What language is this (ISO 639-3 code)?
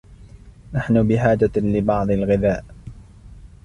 ara